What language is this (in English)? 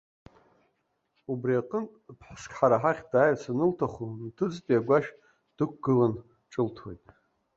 Abkhazian